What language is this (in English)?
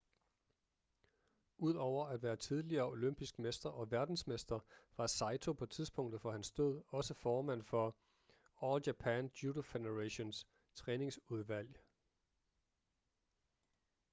Danish